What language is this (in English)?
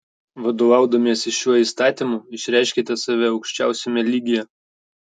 Lithuanian